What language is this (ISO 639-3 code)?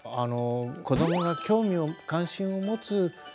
jpn